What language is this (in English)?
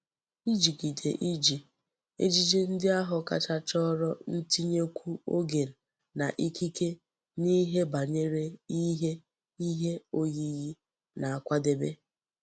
Igbo